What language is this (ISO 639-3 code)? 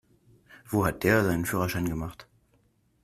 deu